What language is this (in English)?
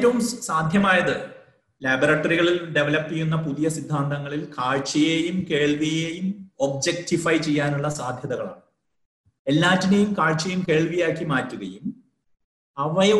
Malayalam